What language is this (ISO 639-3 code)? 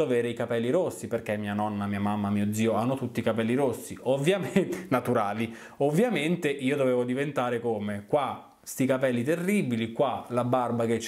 ita